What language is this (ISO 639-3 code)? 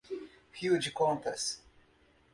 por